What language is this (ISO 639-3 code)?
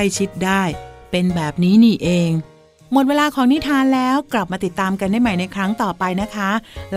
tha